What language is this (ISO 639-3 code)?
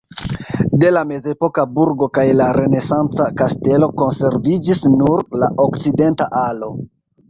epo